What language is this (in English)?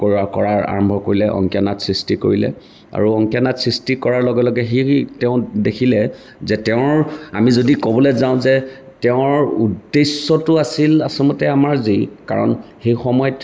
Assamese